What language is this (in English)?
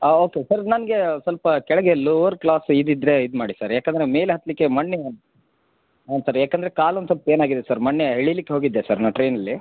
Kannada